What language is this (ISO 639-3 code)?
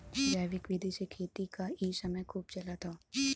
bho